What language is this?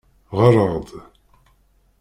Kabyle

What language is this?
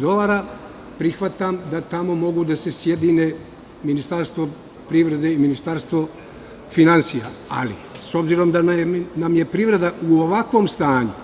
Serbian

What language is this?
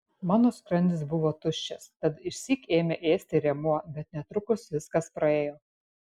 Lithuanian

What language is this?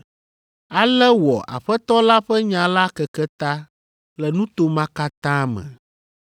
Ewe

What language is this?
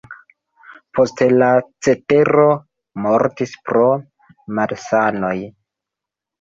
Esperanto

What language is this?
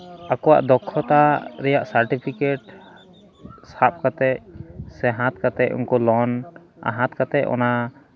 Santali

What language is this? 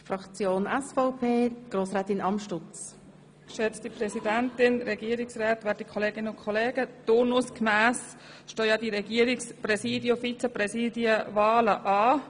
Swiss German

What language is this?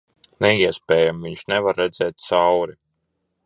Latvian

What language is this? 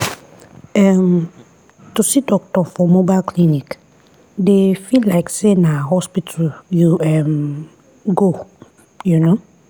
Nigerian Pidgin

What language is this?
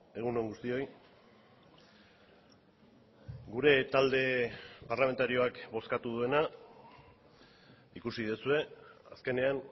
Basque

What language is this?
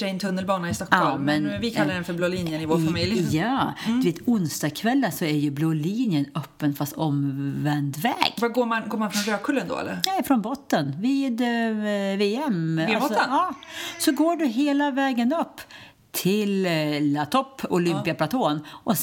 Swedish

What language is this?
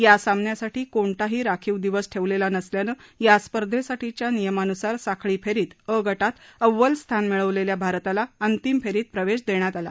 Marathi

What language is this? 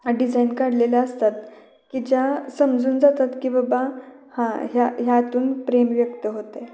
Marathi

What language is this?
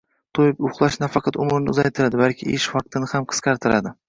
Uzbek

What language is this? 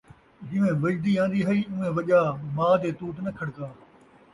Saraiki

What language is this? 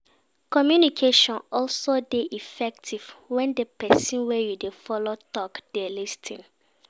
Nigerian Pidgin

